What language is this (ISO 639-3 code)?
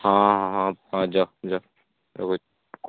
ori